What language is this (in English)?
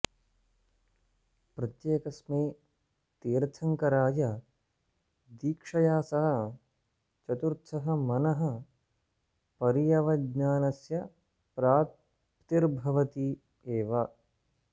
Sanskrit